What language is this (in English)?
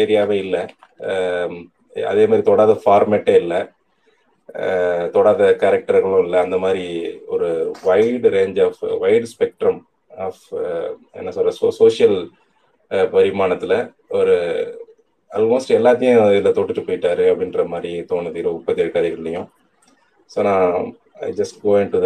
Tamil